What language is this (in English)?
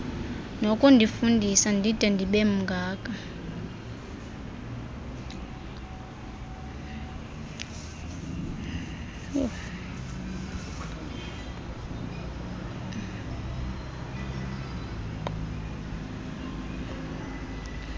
Xhosa